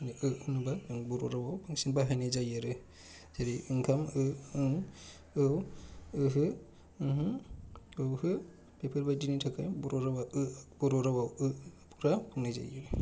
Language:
Bodo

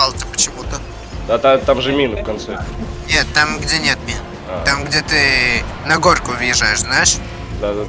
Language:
Russian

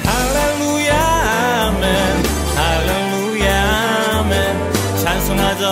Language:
Korean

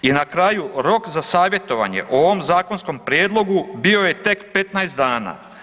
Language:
Croatian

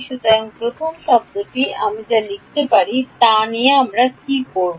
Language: Bangla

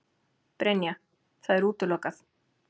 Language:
Icelandic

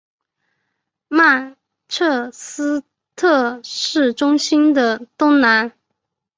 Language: Chinese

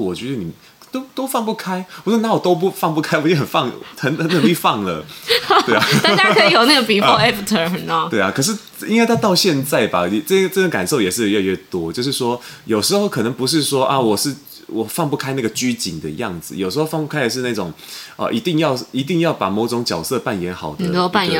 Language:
Chinese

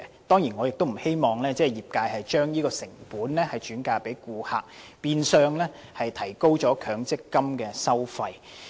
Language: Cantonese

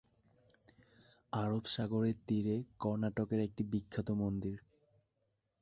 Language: Bangla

